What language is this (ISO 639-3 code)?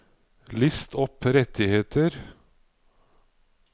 nor